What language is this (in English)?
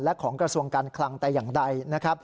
Thai